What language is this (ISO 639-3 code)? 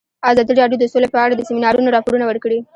pus